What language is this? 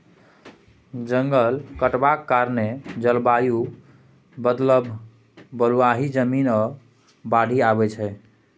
Maithili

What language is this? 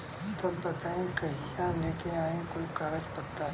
Bhojpuri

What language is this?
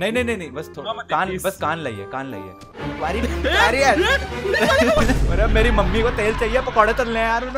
Hindi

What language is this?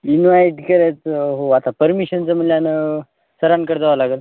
Marathi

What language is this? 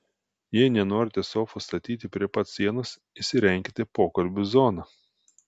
Lithuanian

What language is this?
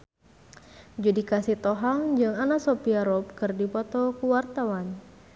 Sundanese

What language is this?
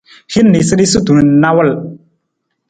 Nawdm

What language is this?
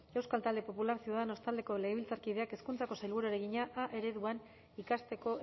Basque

